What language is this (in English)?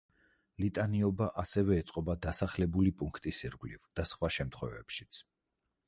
Georgian